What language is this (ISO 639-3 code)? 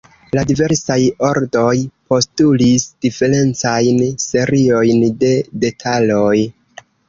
epo